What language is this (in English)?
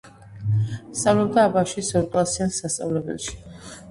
Georgian